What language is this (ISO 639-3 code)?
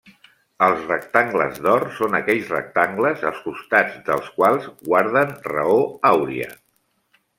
cat